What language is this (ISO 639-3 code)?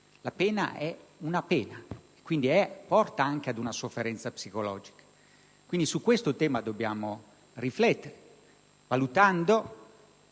ita